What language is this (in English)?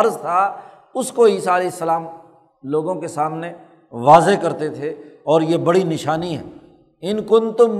Urdu